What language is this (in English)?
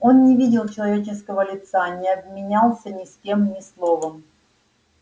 Russian